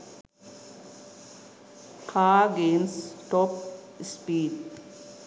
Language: Sinhala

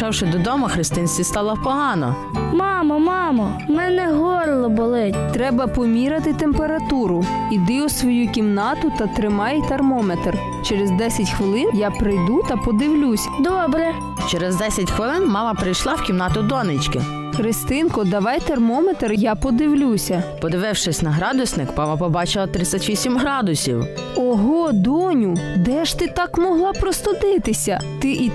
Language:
Ukrainian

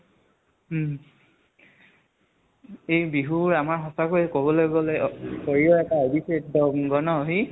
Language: Assamese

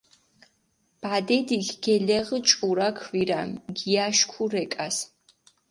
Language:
Mingrelian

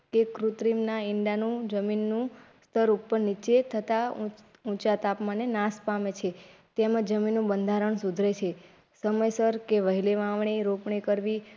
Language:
Gujarati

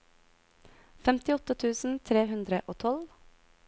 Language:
Norwegian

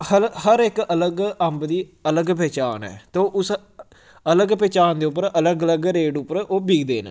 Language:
Dogri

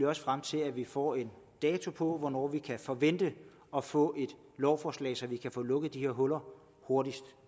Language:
Danish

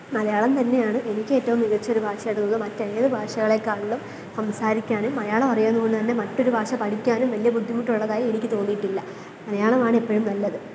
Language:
Malayalam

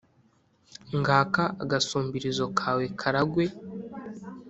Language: Kinyarwanda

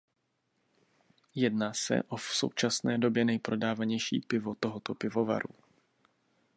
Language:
Czech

